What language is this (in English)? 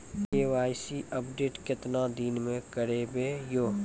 Maithili